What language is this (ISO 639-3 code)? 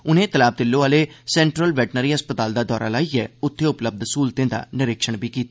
doi